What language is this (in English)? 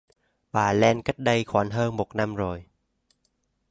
Vietnamese